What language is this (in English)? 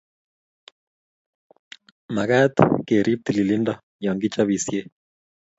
Kalenjin